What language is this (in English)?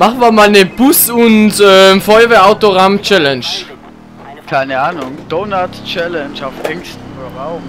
German